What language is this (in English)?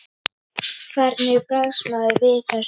Icelandic